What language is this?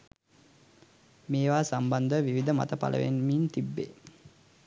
Sinhala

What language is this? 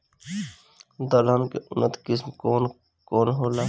Bhojpuri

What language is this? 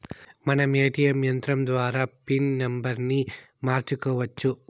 Telugu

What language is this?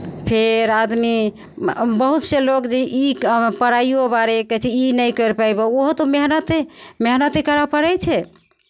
Maithili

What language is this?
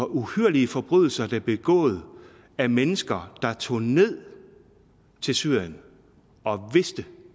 Danish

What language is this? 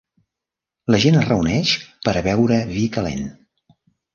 Catalan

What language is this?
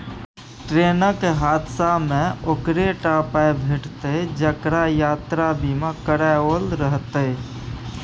Maithili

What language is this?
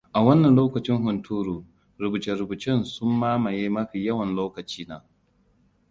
Hausa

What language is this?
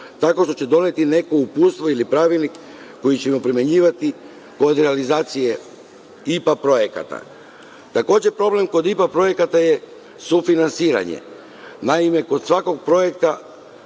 Serbian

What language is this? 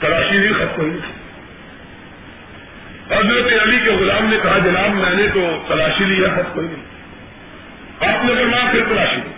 Urdu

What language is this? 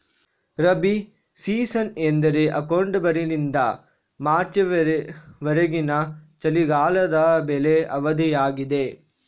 Kannada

